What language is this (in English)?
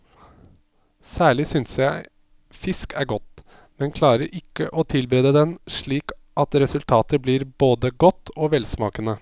Norwegian